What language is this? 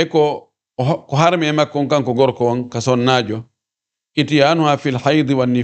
Arabic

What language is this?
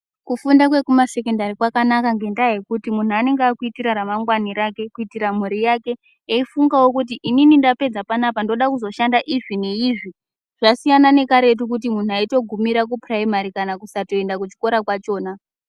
Ndau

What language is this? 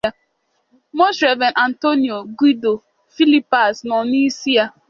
Igbo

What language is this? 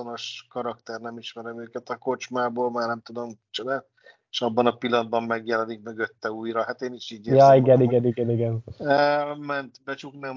Hungarian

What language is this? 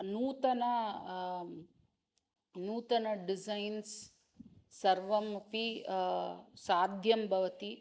Sanskrit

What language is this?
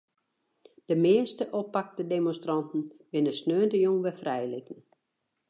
Western Frisian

